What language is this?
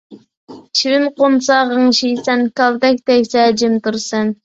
Uyghur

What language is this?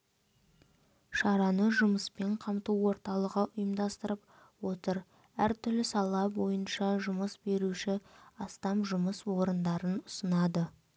Kazakh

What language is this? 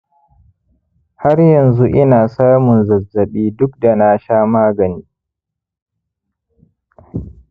Hausa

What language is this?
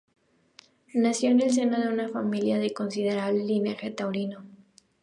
Spanish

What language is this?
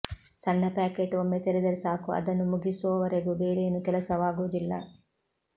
Kannada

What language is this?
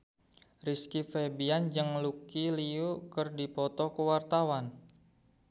Sundanese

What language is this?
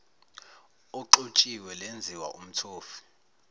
Zulu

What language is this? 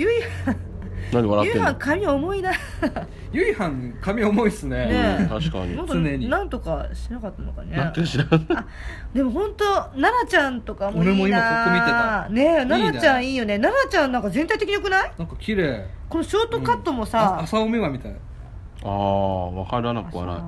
Japanese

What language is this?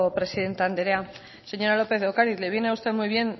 Spanish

